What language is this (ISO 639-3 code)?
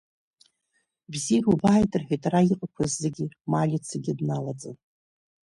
abk